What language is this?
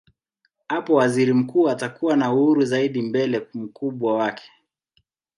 Swahili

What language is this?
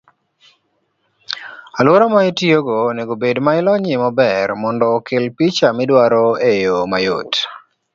Luo (Kenya and Tanzania)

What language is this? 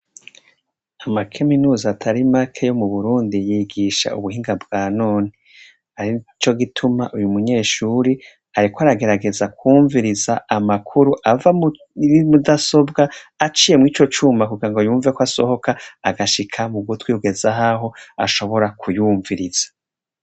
Rundi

